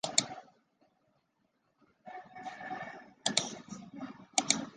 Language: Chinese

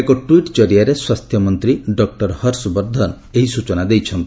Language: Odia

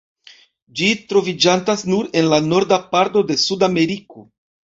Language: Esperanto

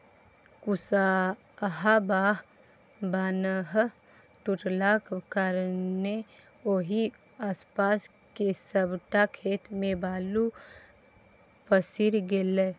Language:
Maithili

